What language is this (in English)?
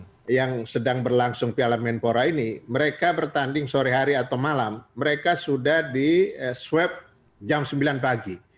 Indonesian